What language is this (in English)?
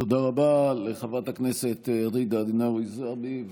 Hebrew